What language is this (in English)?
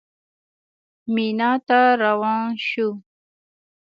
Pashto